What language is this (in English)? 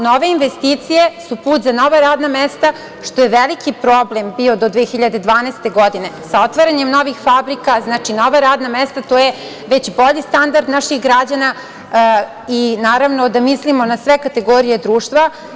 Serbian